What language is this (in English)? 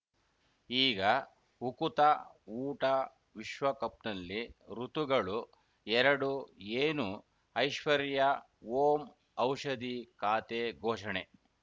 Kannada